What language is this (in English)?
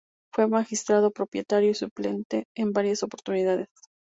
Spanish